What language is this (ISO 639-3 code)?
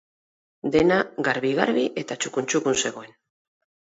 eus